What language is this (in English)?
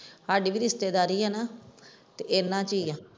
Punjabi